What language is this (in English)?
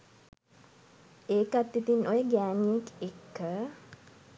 Sinhala